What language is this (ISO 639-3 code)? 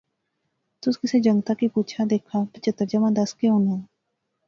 phr